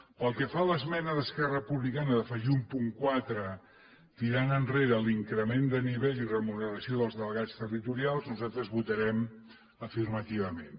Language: Catalan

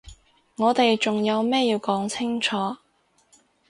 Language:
Cantonese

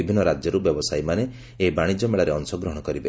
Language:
Odia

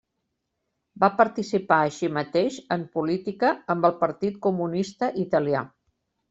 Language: Catalan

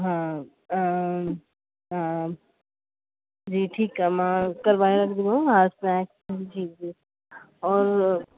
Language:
Sindhi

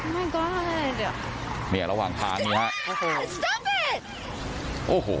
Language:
Thai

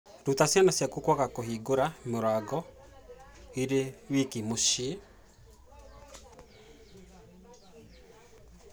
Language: Kikuyu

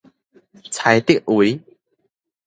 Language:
Min Nan Chinese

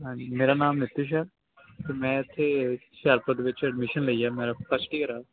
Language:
Punjabi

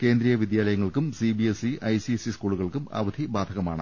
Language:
Malayalam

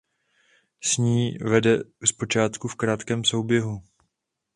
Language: Czech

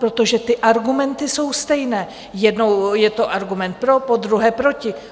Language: Czech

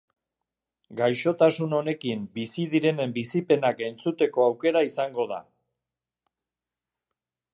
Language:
Basque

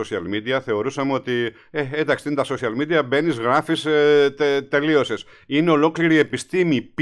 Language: Greek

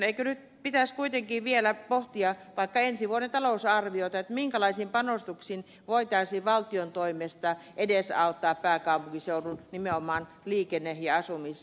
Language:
Finnish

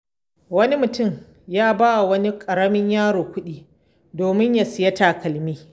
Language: Hausa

